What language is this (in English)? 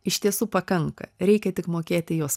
Lithuanian